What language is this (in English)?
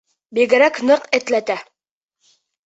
Bashkir